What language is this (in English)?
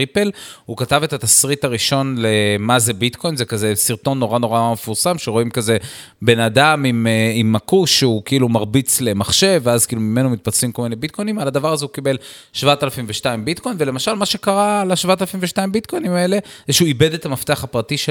Hebrew